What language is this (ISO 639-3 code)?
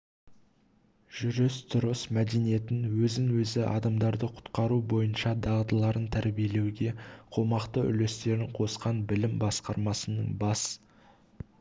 kaz